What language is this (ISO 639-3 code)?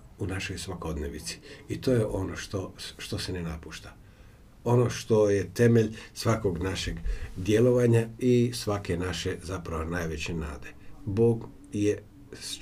hrv